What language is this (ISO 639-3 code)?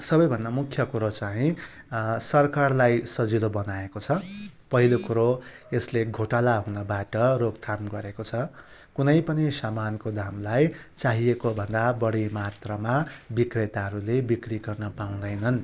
nep